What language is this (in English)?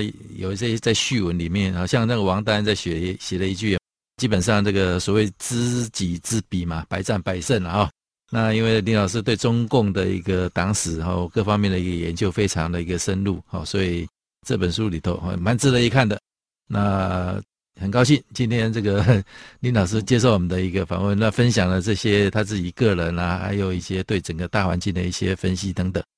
Chinese